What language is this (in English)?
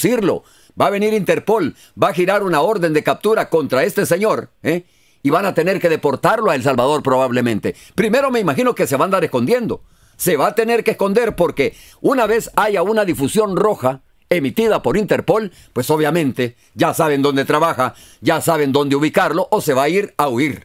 Spanish